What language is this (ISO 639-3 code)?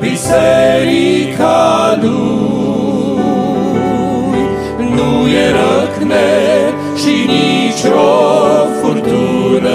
ron